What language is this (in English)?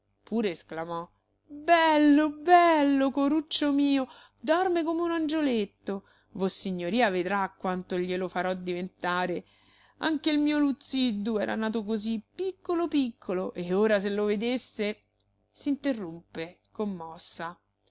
Italian